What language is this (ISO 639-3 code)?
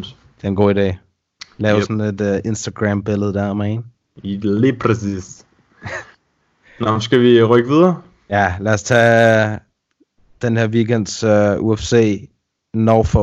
dan